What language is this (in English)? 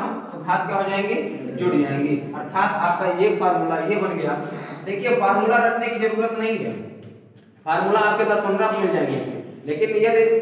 Hindi